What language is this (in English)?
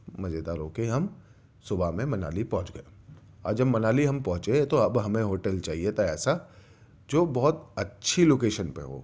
Urdu